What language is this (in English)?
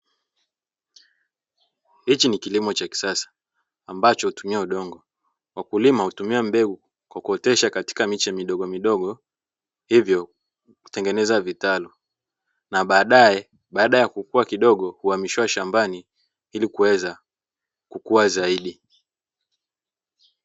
Swahili